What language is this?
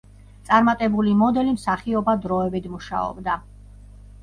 Georgian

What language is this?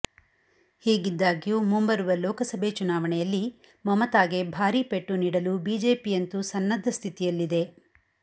Kannada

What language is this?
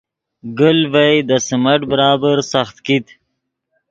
Yidgha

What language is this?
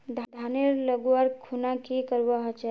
Magahi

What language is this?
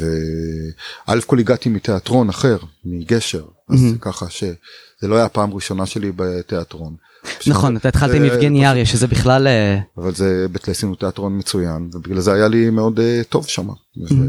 Hebrew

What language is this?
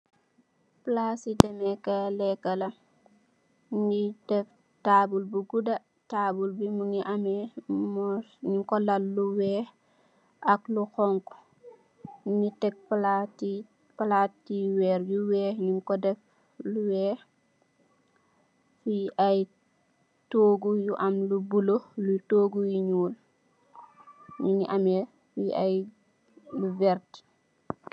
Wolof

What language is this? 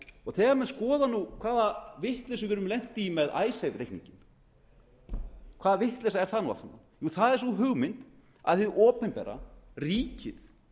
Icelandic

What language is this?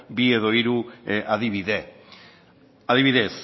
Basque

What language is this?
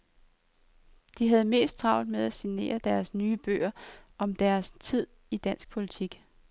Danish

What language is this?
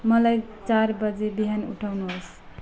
Nepali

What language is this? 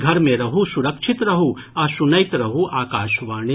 Maithili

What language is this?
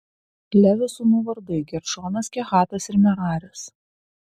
Lithuanian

